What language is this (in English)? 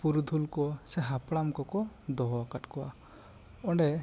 Santali